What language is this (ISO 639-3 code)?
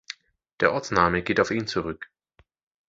deu